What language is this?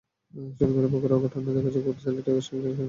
Bangla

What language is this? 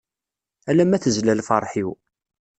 Kabyle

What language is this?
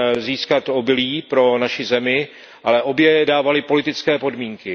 Czech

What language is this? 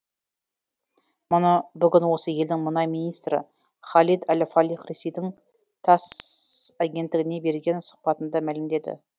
Kazakh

